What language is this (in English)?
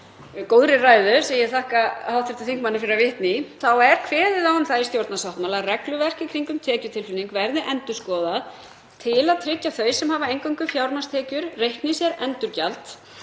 Icelandic